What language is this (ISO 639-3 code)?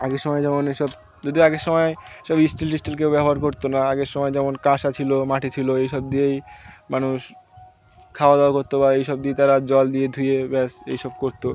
ben